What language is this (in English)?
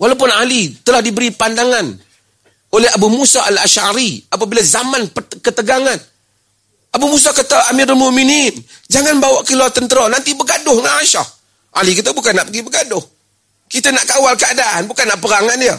Malay